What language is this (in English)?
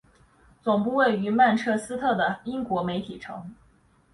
Chinese